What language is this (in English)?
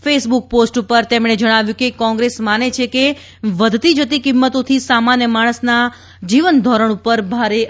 Gujarati